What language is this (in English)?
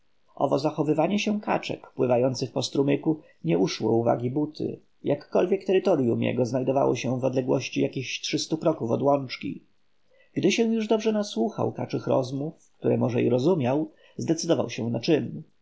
Polish